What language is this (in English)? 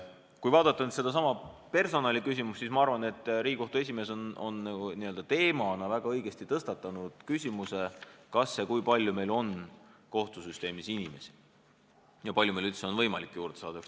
Estonian